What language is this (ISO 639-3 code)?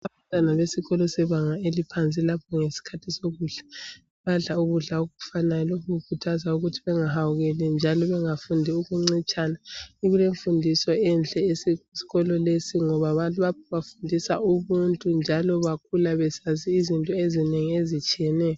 nde